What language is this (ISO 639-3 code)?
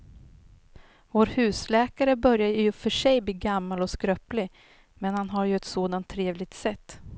swe